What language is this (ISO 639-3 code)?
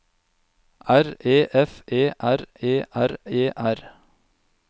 nor